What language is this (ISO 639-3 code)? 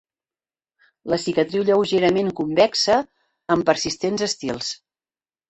cat